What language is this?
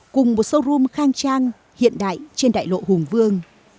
Vietnamese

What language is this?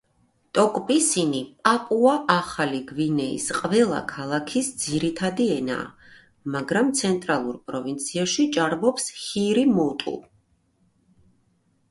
Georgian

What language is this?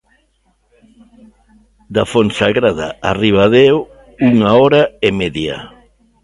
Galician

